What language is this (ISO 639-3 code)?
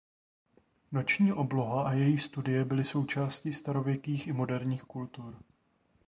ces